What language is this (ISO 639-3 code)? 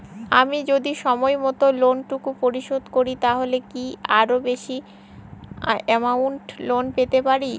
ben